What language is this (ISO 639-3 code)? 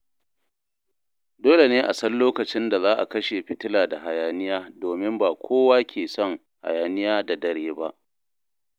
hau